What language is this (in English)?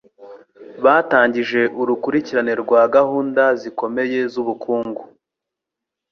Kinyarwanda